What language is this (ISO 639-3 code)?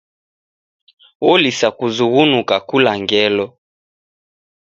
dav